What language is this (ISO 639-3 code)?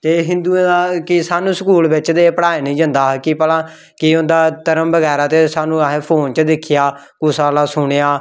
doi